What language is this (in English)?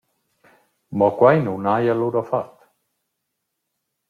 Romansh